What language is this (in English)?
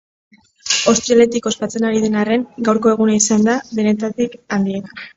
Basque